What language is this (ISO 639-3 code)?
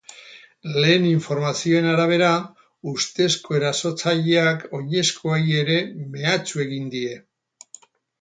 eus